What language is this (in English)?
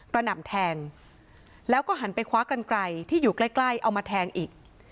Thai